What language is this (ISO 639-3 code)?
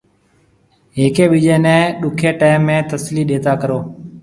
mve